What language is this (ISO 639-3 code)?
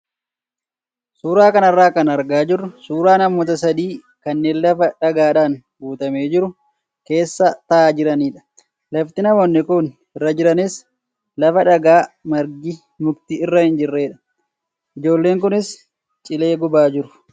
orm